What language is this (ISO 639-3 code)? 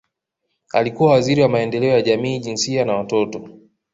swa